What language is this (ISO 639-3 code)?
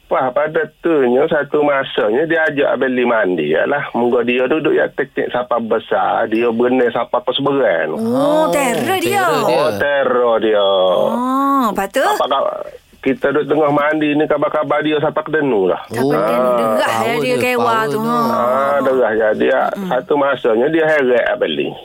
msa